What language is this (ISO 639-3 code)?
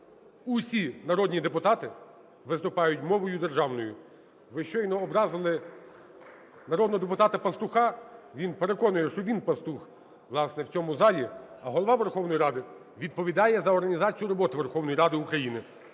ukr